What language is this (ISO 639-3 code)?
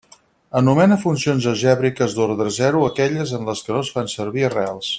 cat